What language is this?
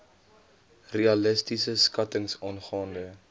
Afrikaans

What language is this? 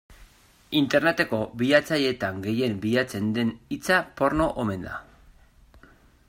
Basque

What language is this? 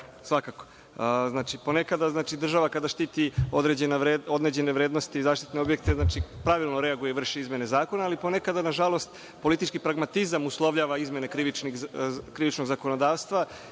Serbian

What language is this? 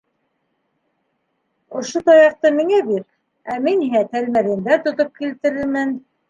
Bashkir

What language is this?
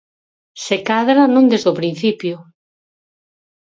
Galician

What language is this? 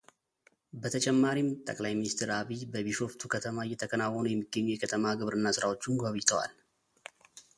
Amharic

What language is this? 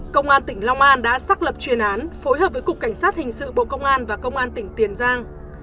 Vietnamese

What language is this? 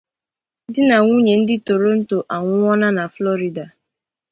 Igbo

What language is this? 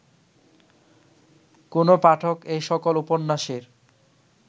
Bangla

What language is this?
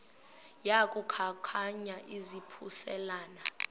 Xhosa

